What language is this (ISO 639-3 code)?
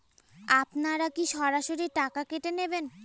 ben